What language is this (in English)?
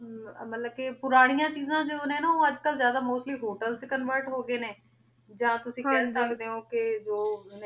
Punjabi